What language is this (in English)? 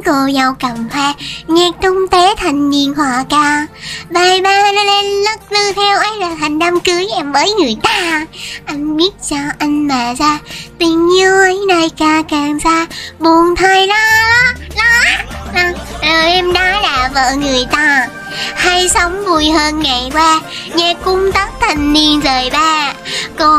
Vietnamese